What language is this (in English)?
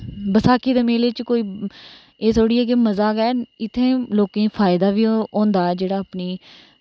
Dogri